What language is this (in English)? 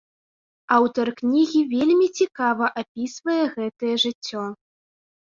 Belarusian